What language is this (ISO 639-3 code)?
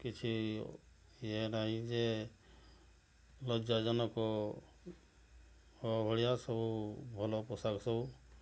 ori